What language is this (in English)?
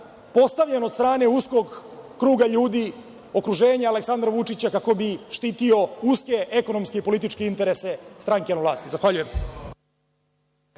Serbian